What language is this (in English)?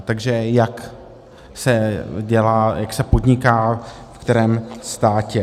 Czech